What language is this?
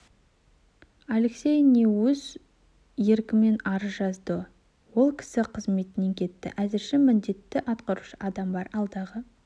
Kazakh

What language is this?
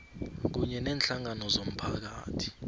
South Ndebele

